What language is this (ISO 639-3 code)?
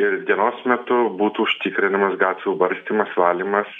lit